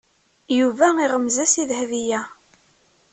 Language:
Kabyle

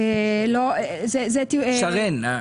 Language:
Hebrew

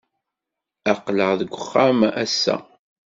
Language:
Kabyle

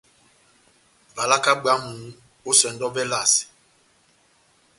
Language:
Batanga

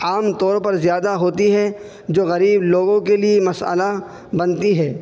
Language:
Urdu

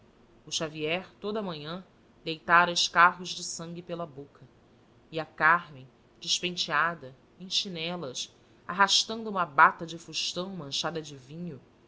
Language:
Portuguese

